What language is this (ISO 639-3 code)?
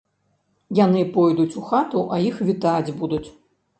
bel